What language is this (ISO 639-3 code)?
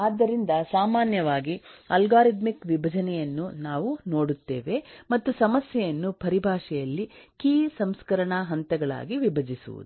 kan